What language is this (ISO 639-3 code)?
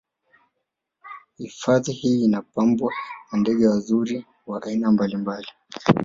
swa